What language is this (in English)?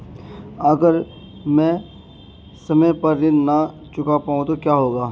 Hindi